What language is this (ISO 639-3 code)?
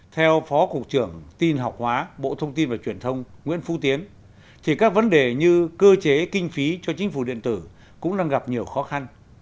vie